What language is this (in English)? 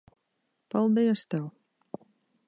Latvian